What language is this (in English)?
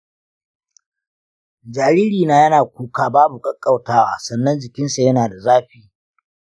Hausa